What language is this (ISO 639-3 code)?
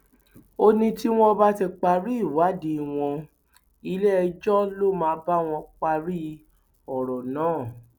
yor